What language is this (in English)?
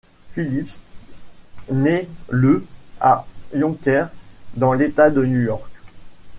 French